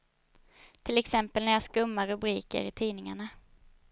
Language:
Swedish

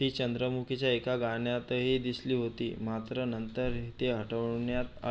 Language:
Marathi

